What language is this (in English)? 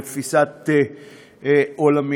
Hebrew